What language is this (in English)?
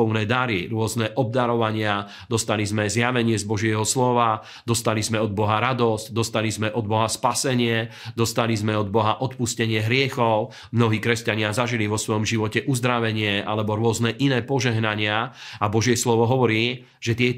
Slovak